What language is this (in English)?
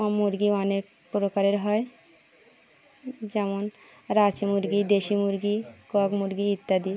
Bangla